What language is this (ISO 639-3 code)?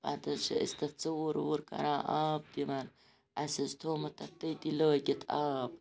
kas